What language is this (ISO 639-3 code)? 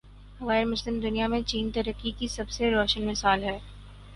urd